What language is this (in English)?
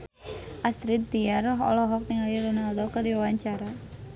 Sundanese